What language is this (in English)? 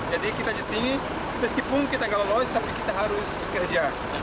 Indonesian